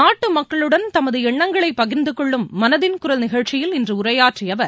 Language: Tamil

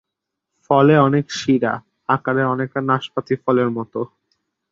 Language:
Bangla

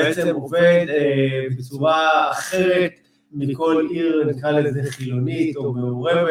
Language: Hebrew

